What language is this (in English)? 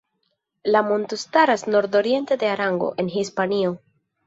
Esperanto